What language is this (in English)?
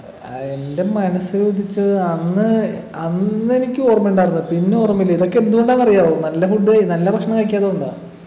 Malayalam